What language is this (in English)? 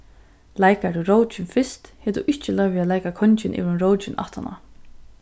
Faroese